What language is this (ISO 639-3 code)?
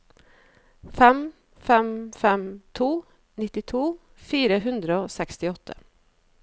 nor